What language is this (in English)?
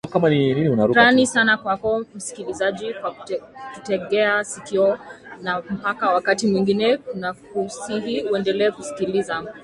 Swahili